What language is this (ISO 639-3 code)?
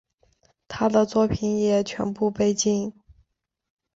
zho